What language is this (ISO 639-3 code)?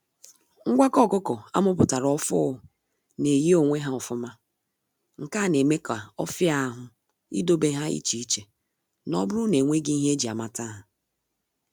ibo